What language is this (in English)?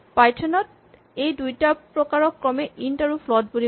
Assamese